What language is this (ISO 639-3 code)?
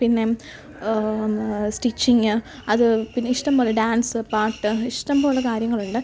mal